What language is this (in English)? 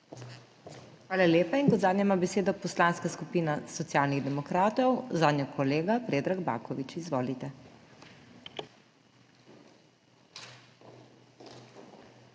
Slovenian